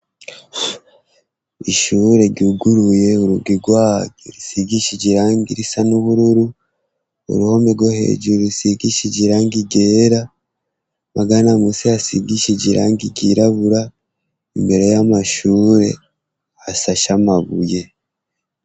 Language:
Rundi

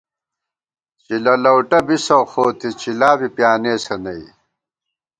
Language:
Gawar-Bati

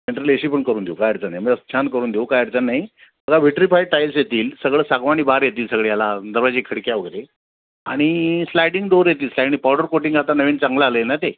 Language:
Marathi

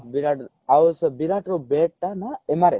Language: Odia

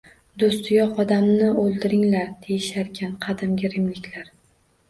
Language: Uzbek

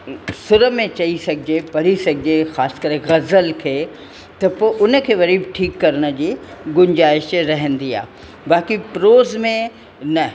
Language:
Sindhi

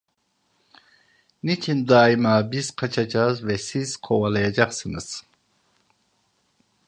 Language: Turkish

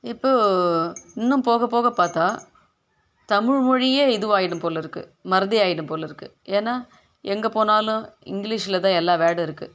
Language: Tamil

